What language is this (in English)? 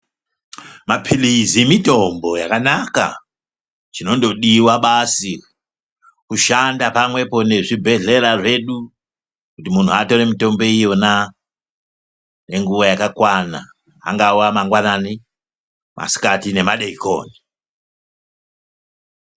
Ndau